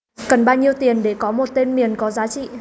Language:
Vietnamese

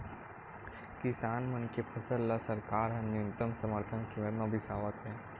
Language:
Chhattisgarhi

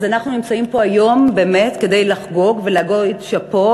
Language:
Hebrew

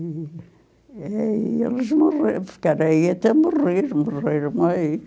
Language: Portuguese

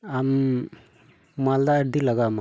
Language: Santali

